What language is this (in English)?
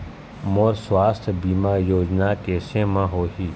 Chhattisgarhi